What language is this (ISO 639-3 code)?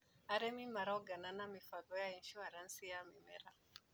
kik